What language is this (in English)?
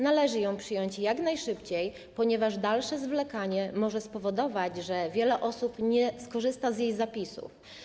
Polish